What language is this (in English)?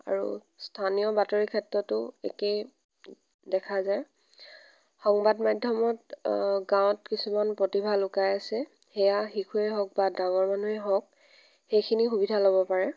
Assamese